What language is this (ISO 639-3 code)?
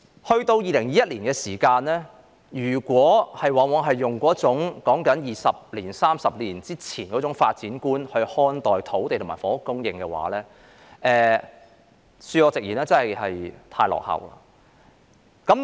yue